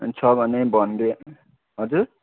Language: Nepali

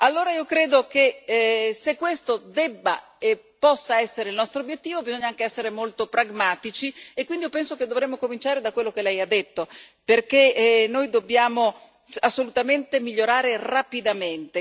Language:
Italian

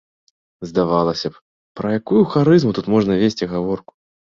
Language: Belarusian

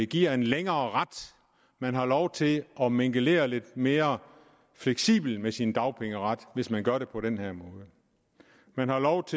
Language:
Danish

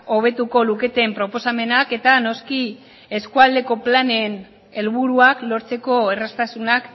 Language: Basque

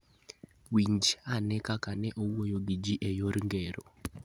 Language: Luo (Kenya and Tanzania)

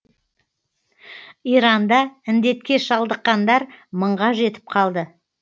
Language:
Kazakh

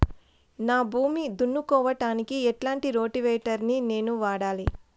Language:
Telugu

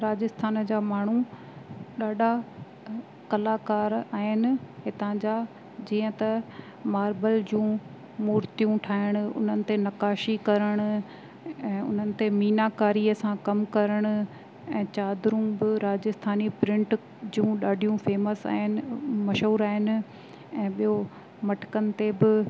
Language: Sindhi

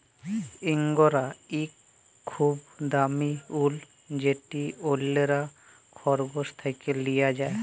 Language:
Bangla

